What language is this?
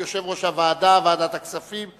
Hebrew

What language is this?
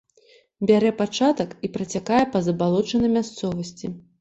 Belarusian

